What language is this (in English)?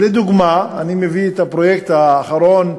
Hebrew